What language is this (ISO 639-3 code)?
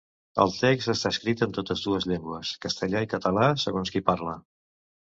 cat